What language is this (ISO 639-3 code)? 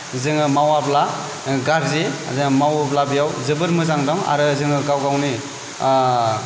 brx